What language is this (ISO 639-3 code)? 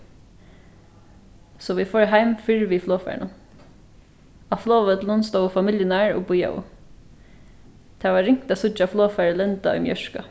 fao